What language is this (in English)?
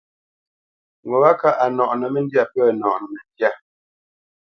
Bamenyam